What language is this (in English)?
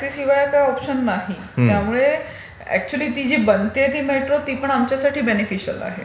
Marathi